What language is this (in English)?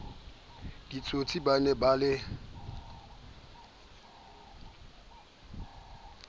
Southern Sotho